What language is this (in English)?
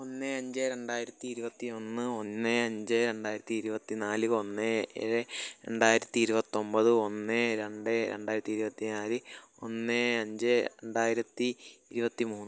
Malayalam